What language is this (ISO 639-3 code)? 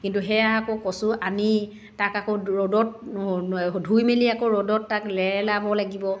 asm